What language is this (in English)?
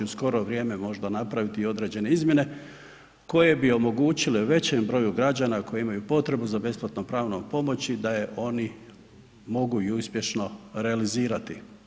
Croatian